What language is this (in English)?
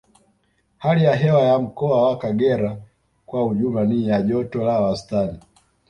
Swahili